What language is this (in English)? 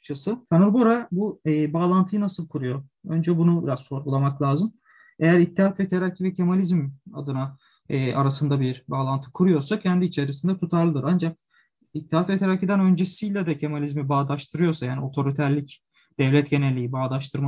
Turkish